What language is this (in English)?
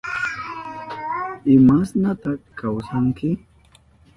Southern Pastaza Quechua